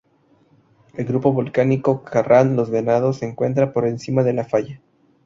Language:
Spanish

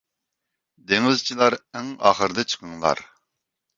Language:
Uyghur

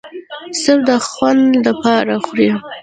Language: Pashto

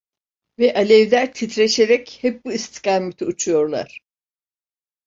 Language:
Turkish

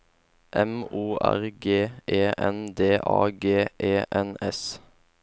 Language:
Norwegian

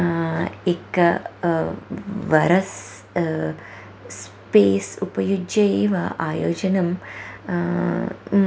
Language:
Sanskrit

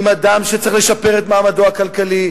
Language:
Hebrew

